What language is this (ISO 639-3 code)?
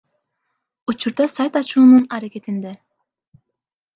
kir